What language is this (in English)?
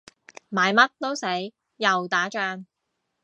Cantonese